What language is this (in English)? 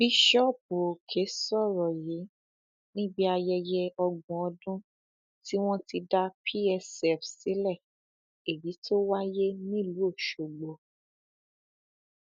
Yoruba